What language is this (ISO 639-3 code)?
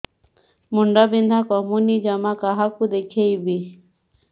ori